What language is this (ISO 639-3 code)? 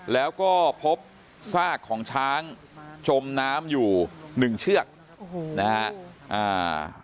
tha